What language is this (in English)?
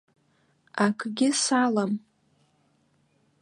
Abkhazian